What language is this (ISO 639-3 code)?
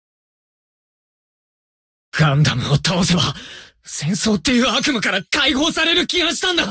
jpn